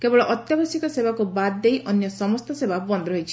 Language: Odia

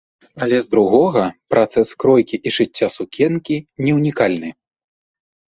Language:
Belarusian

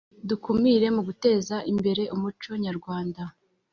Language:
Kinyarwanda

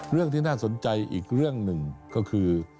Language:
Thai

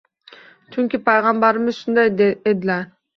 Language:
Uzbek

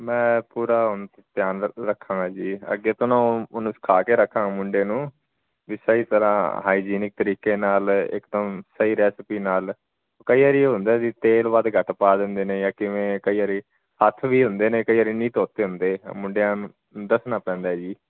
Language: Punjabi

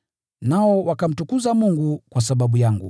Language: Swahili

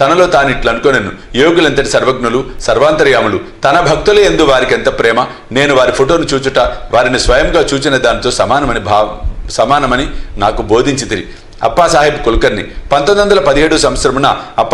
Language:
Telugu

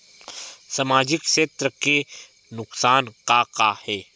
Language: Chhattisgarhi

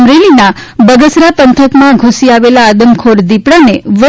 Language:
Gujarati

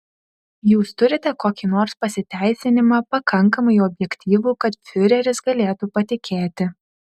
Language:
Lithuanian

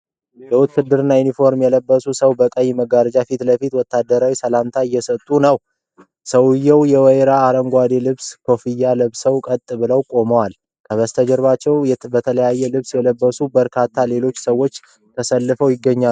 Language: Amharic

